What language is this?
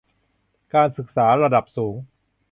Thai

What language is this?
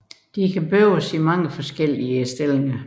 Danish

